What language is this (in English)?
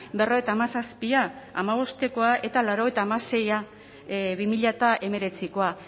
Basque